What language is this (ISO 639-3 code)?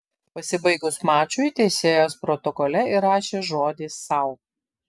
lit